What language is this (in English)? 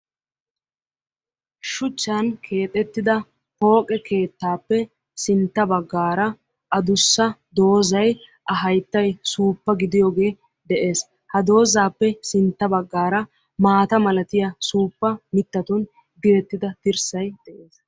Wolaytta